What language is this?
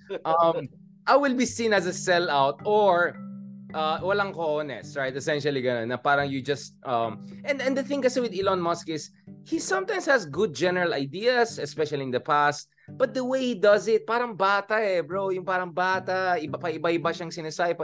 Filipino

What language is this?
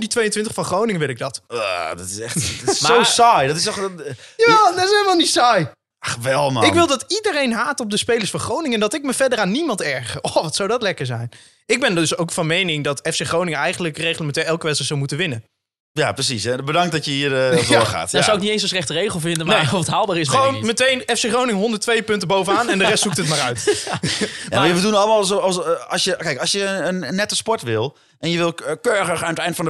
Dutch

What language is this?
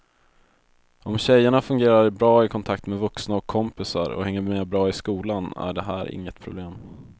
Swedish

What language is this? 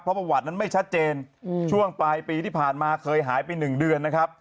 Thai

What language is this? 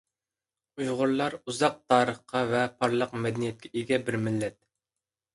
Uyghur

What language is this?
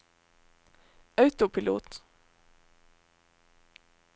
Norwegian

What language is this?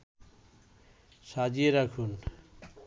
Bangla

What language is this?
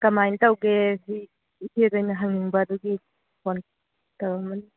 Manipuri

